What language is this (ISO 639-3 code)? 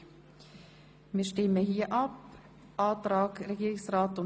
gsw